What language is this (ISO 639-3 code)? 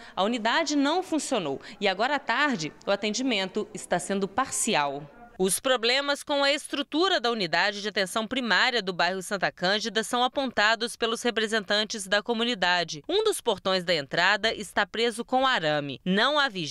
por